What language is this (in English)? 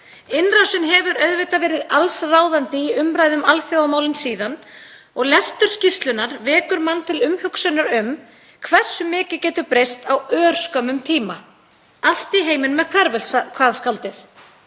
Icelandic